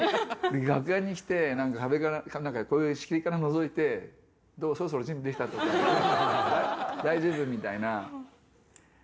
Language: Japanese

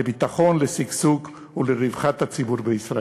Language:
Hebrew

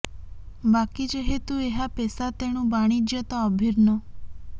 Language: Odia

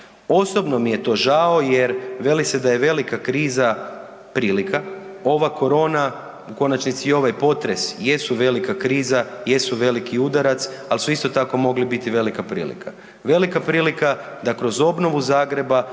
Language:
Croatian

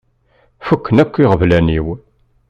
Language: Kabyle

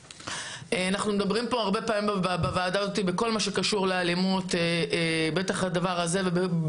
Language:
Hebrew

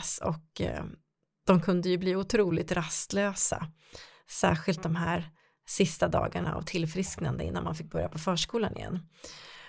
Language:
Swedish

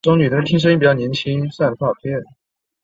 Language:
Chinese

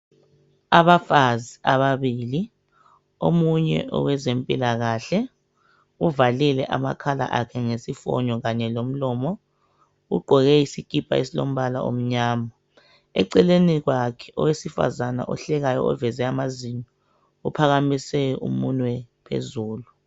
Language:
North Ndebele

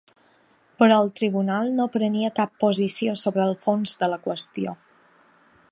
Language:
Catalan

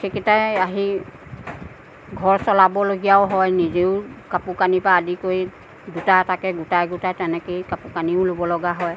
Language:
Assamese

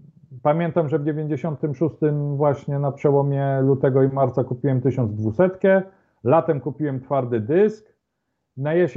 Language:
Polish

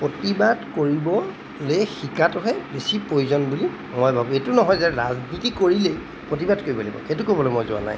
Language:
Assamese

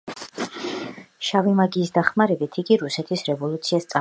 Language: Georgian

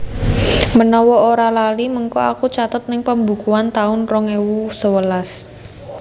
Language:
Javanese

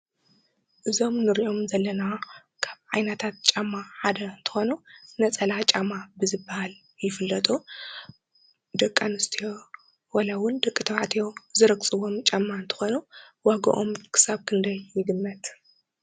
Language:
Tigrinya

